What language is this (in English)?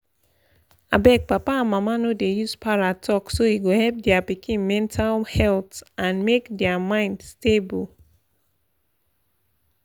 Nigerian Pidgin